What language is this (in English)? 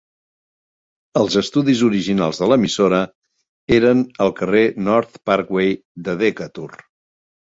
Catalan